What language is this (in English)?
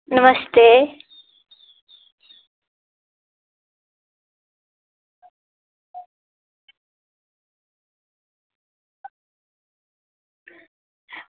Dogri